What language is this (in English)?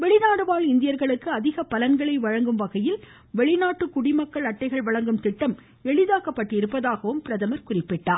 Tamil